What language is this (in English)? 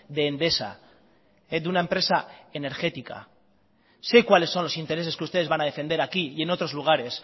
Spanish